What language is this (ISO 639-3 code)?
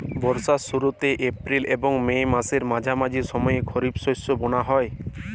ben